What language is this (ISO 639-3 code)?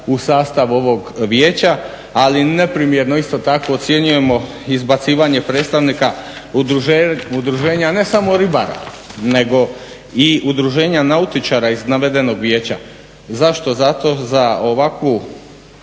hrv